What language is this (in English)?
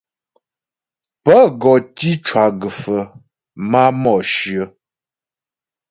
Ghomala